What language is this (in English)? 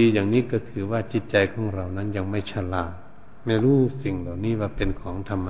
Thai